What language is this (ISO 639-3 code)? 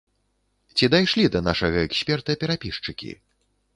bel